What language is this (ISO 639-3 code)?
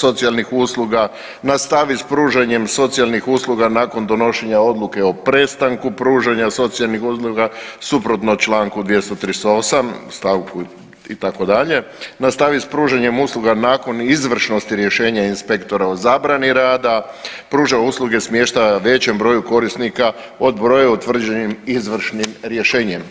hrv